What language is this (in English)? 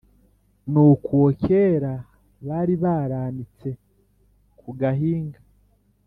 Kinyarwanda